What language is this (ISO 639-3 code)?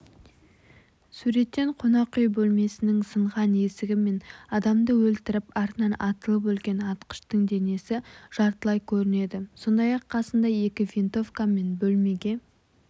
kaz